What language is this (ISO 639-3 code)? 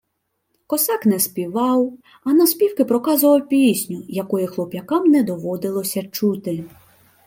ukr